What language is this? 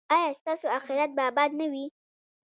Pashto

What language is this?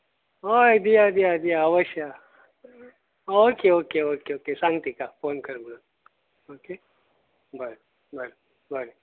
Konkani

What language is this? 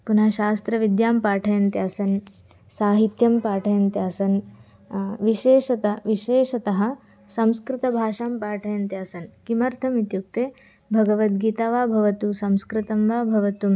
Sanskrit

